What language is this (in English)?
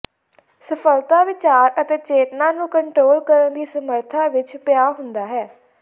Punjabi